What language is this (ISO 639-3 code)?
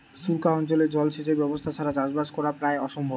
ben